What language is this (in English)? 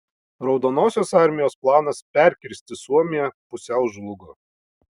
Lithuanian